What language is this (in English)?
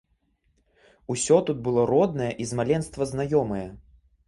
Belarusian